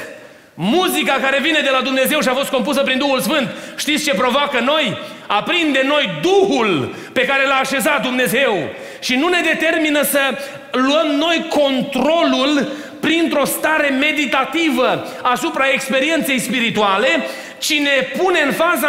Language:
Romanian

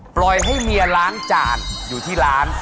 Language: Thai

